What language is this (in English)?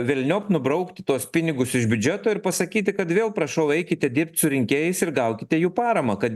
Lithuanian